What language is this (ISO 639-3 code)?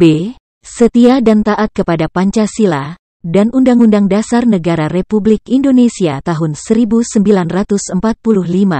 ind